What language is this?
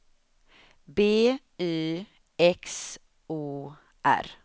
Swedish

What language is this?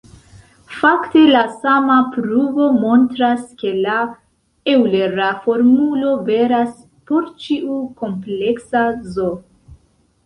Esperanto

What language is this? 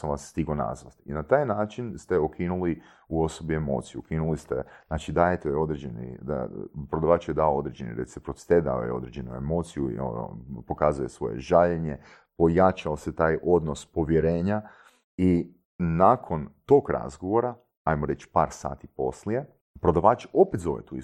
Croatian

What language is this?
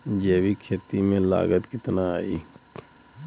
Bhojpuri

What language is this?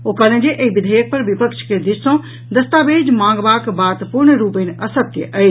Maithili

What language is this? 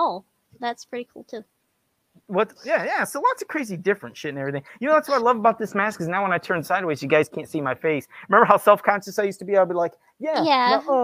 English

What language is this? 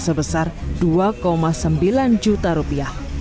Indonesian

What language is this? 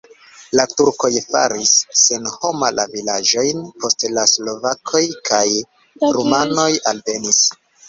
Esperanto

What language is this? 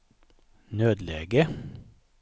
Swedish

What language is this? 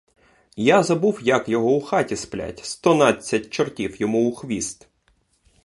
Ukrainian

